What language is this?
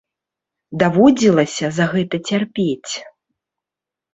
Belarusian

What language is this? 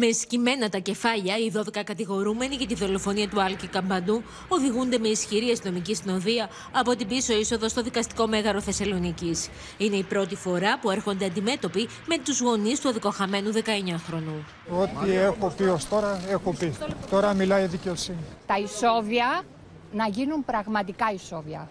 Greek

